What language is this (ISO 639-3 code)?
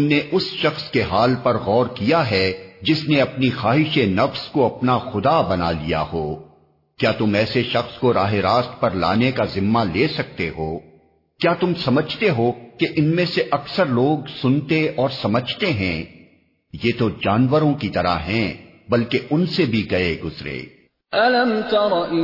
urd